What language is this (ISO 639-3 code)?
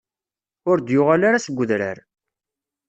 kab